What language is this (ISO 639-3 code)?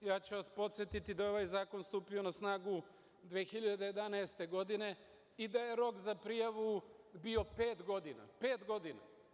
srp